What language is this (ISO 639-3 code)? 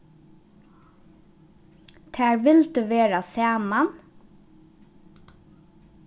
fao